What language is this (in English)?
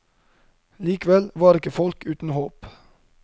Norwegian